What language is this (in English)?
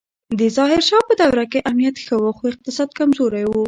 Pashto